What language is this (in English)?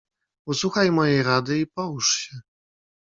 Polish